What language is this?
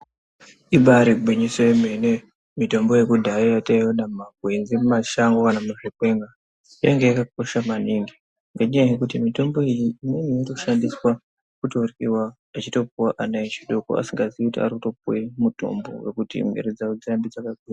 Ndau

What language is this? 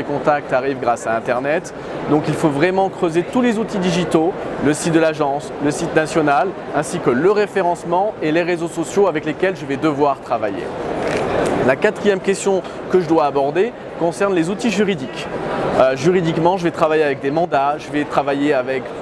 French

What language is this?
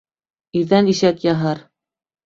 Bashkir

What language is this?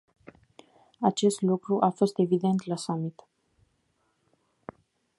Romanian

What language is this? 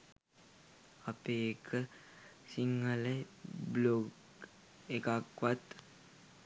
Sinhala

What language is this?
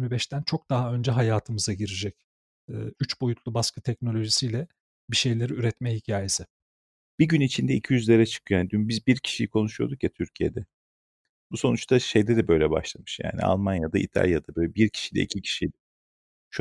Turkish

